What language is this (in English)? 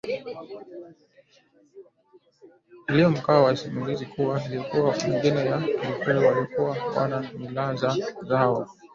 Swahili